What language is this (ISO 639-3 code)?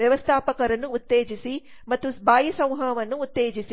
kan